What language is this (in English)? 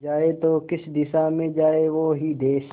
Hindi